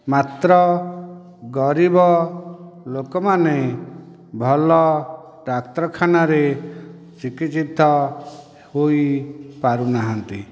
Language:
Odia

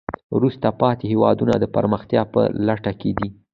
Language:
Pashto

